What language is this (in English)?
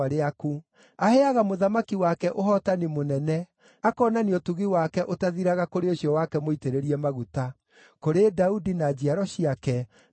Kikuyu